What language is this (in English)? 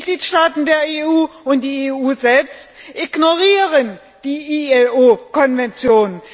German